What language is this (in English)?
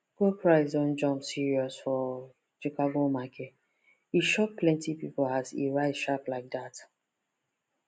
Nigerian Pidgin